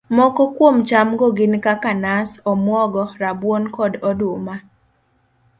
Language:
Luo (Kenya and Tanzania)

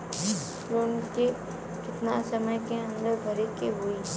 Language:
Bhojpuri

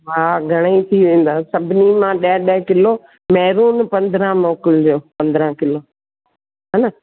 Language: Sindhi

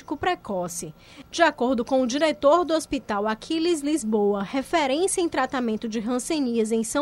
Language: Portuguese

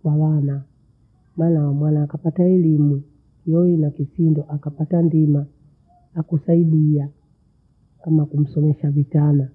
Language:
Bondei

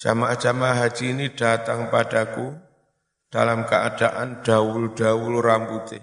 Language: Indonesian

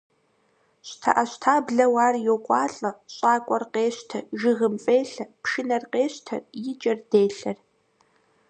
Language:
Kabardian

